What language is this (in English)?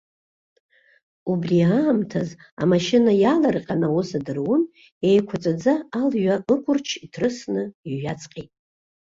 Abkhazian